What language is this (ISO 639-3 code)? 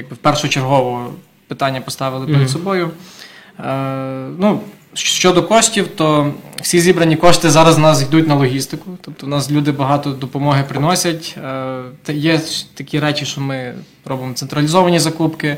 ukr